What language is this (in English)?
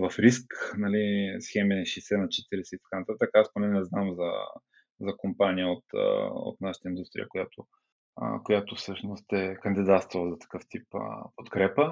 Bulgarian